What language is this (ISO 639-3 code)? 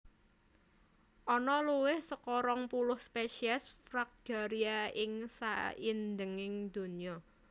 jav